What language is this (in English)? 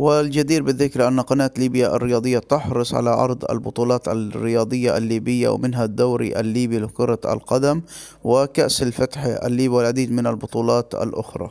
Arabic